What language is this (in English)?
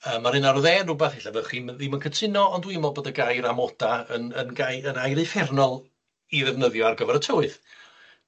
Welsh